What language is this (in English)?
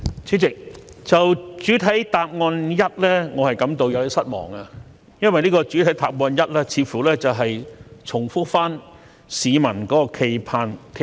Cantonese